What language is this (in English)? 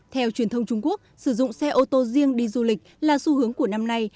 Vietnamese